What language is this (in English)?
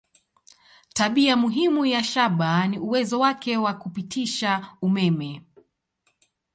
Swahili